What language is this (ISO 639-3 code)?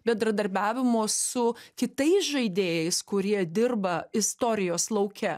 lit